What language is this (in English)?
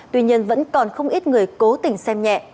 Vietnamese